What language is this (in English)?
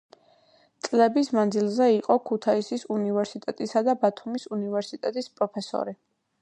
Georgian